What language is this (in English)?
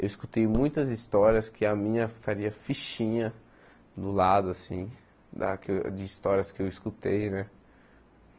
Portuguese